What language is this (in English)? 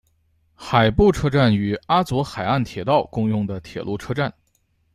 Chinese